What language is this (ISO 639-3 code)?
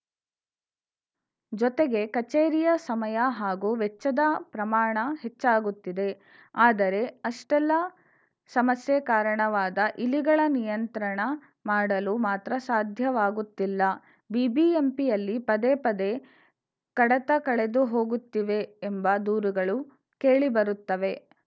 kan